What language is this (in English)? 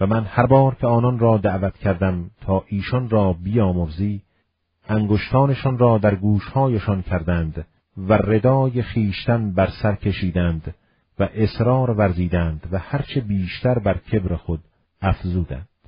Persian